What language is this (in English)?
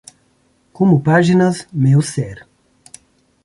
Portuguese